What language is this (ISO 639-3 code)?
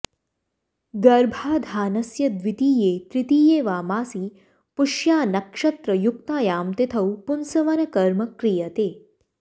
san